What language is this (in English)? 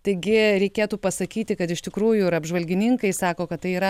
Lithuanian